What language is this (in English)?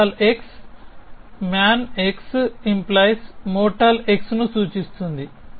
Telugu